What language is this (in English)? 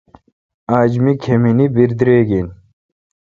Kalkoti